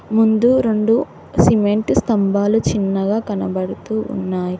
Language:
Telugu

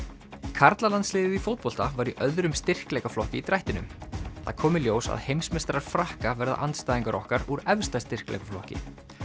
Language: Icelandic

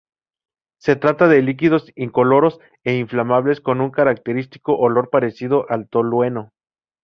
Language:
Spanish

